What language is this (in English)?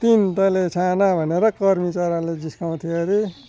Nepali